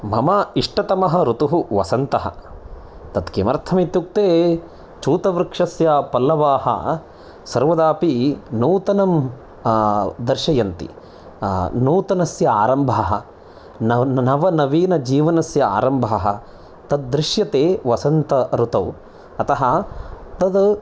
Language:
Sanskrit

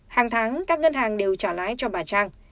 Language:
Vietnamese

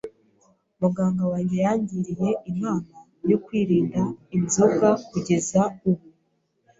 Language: Kinyarwanda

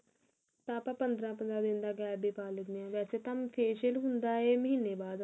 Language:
Punjabi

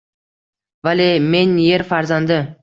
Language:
Uzbek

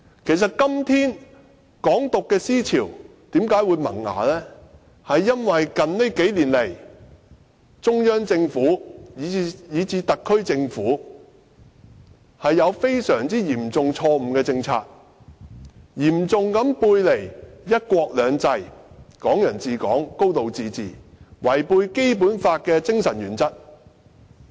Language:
Cantonese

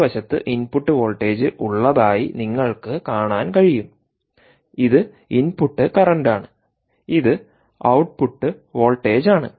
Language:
Malayalam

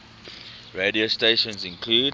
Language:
English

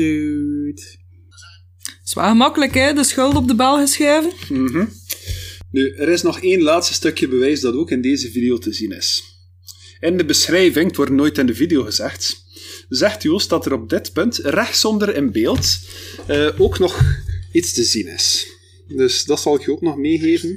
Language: Dutch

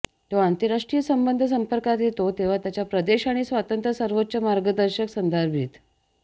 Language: Marathi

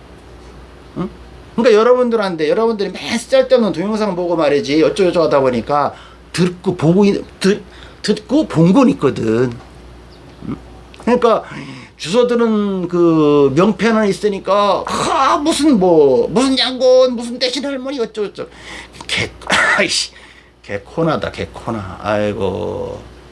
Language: Korean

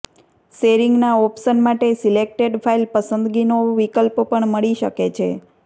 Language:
Gujarati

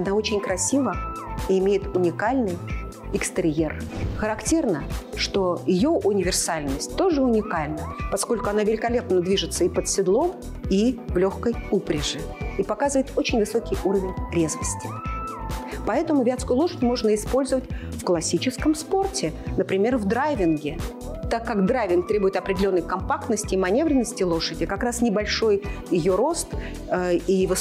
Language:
Russian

